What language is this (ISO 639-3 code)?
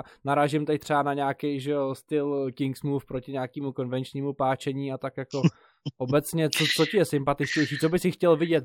ces